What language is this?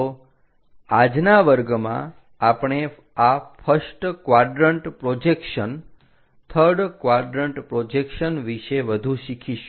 Gujarati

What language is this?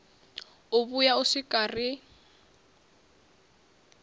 Venda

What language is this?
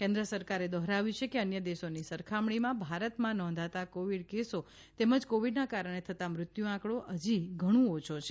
Gujarati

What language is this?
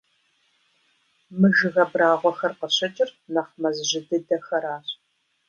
Kabardian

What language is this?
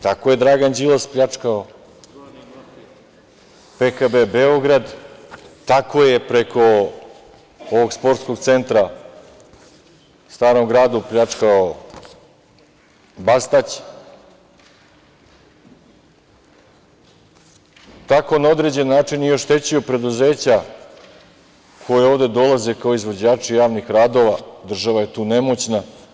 Serbian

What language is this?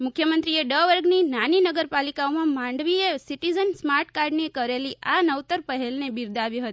Gujarati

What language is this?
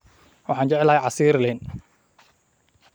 Somali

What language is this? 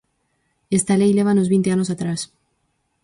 Galician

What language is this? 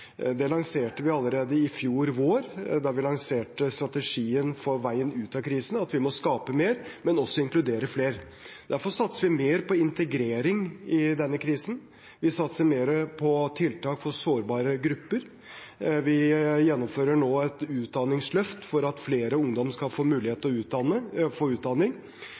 Norwegian Bokmål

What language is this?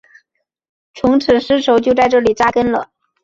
Chinese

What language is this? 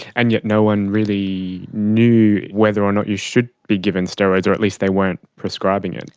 English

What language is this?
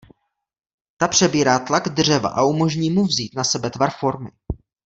Czech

